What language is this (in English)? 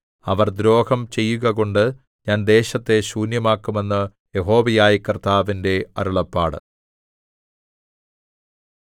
Malayalam